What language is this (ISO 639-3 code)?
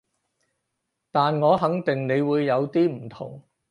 yue